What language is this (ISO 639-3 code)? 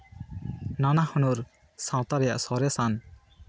sat